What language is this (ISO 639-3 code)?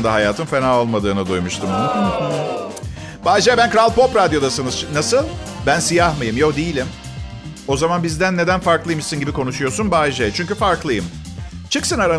tur